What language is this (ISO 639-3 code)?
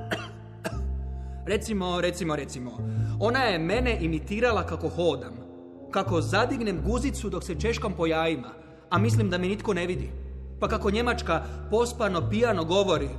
hrv